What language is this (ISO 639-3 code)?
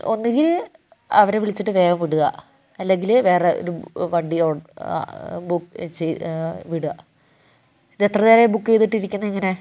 mal